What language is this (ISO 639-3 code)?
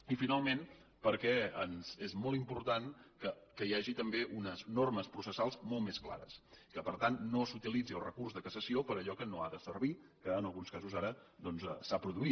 cat